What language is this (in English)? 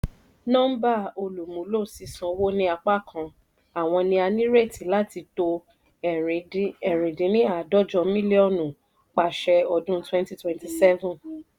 Yoruba